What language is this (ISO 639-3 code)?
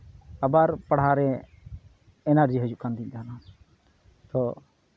sat